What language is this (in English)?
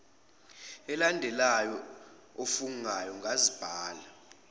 Zulu